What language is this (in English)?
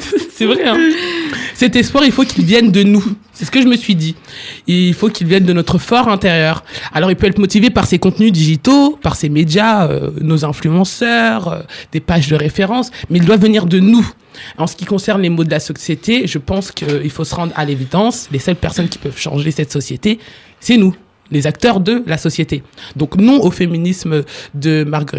French